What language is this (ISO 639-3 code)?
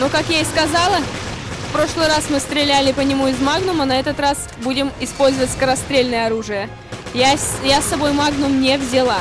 rus